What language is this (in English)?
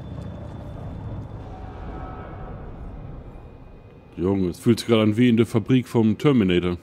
German